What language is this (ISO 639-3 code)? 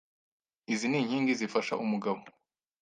kin